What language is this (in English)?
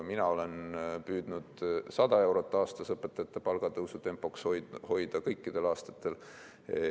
Estonian